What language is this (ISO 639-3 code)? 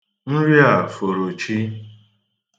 ibo